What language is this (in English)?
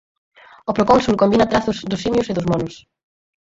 Galician